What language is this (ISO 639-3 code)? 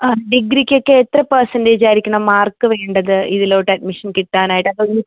mal